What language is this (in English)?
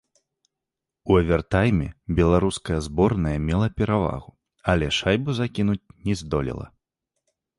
Belarusian